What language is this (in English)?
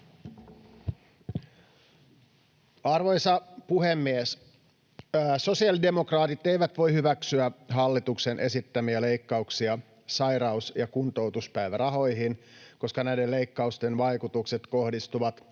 Finnish